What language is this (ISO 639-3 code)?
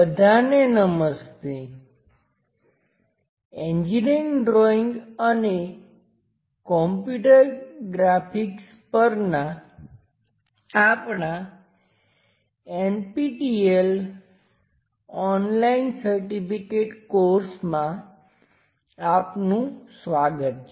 guj